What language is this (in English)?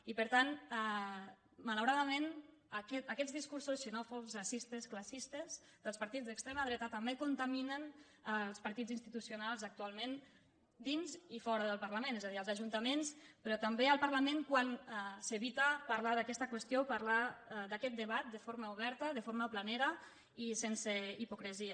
Catalan